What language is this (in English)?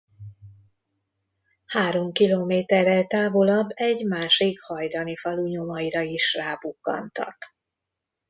Hungarian